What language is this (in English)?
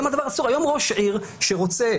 Hebrew